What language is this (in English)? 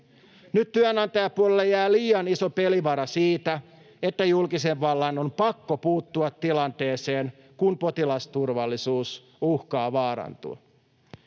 Finnish